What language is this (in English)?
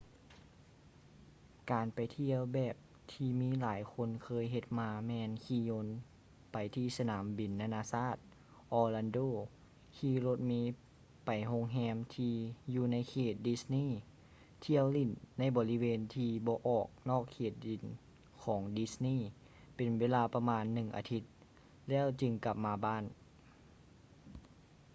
Lao